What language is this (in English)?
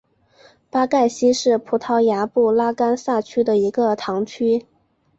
Chinese